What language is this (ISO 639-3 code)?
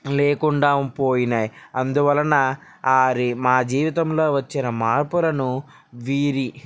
tel